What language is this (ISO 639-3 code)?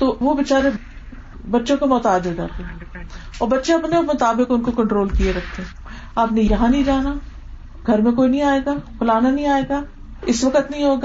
urd